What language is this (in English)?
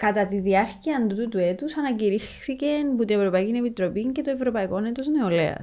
Greek